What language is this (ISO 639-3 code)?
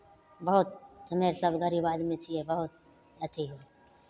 mai